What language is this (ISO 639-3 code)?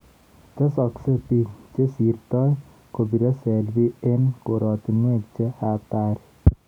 kln